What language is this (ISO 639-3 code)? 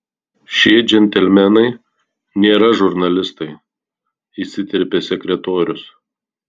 lit